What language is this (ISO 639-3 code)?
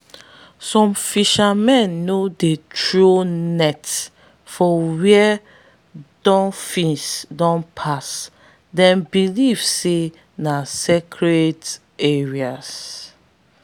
pcm